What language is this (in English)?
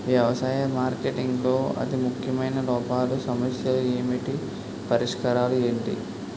Telugu